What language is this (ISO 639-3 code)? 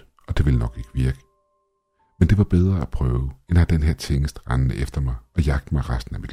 dan